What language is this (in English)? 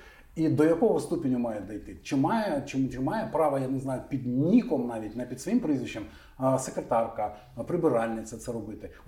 Ukrainian